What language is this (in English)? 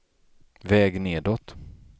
Swedish